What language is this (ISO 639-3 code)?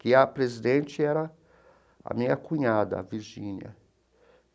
por